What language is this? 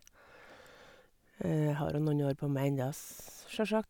Norwegian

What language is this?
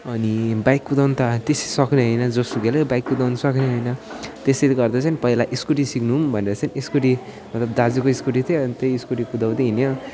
Nepali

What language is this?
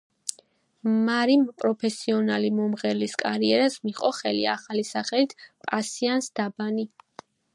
Georgian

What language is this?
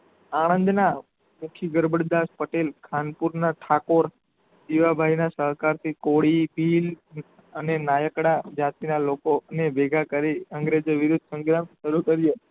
Gujarati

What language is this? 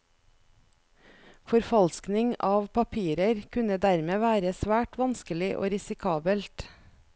Norwegian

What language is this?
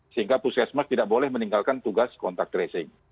Indonesian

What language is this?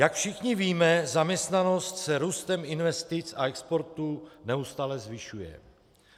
Czech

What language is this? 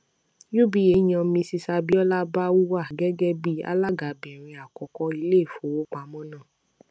Yoruba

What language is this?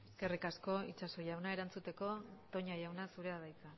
Basque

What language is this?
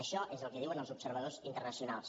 Catalan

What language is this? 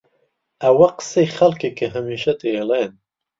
Central Kurdish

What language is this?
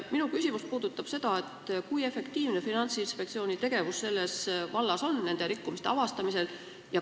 Estonian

